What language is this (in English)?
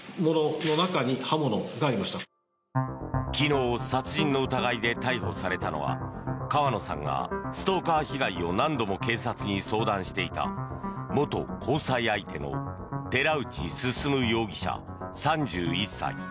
Japanese